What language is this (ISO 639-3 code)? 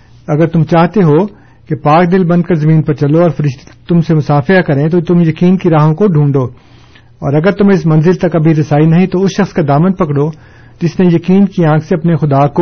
urd